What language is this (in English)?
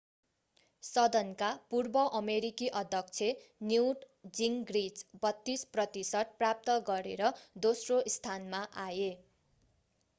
Nepali